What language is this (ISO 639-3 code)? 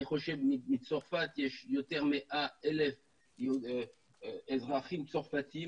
heb